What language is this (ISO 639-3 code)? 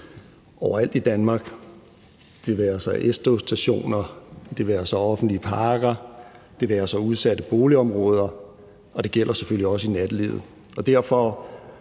dan